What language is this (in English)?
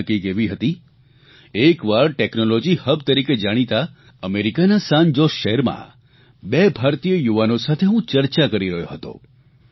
Gujarati